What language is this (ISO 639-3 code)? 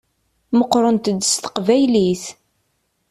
kab